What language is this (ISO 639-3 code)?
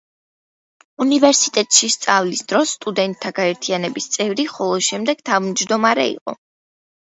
kat